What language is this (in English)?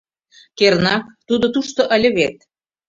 Mari